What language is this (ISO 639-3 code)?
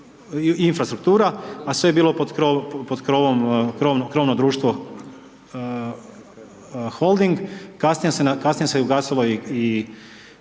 hrv